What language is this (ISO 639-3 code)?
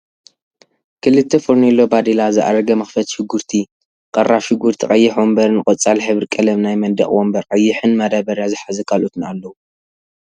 tir